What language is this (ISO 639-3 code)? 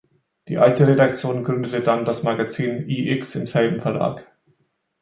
deu